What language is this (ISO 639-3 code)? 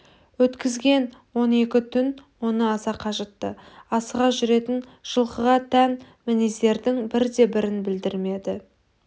kaz